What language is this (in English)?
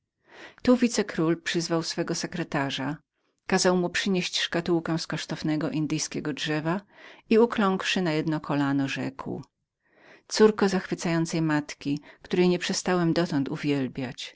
Polish